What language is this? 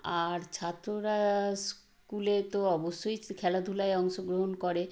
Bangla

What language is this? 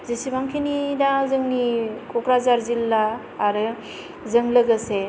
Bodo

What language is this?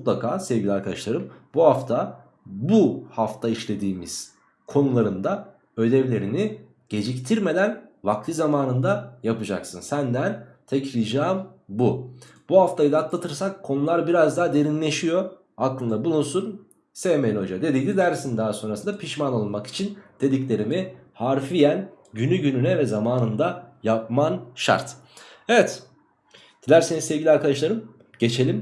Turkish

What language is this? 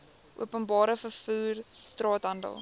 Afrikaans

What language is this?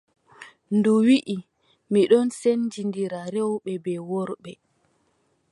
Adamawa Fulfulde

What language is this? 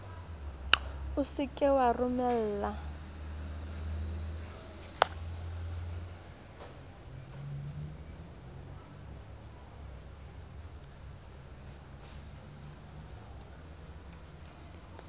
Southern Sotho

